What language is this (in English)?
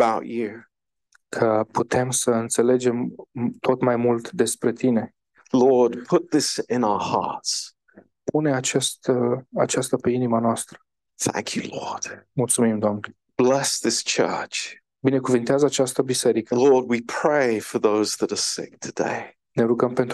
Romanian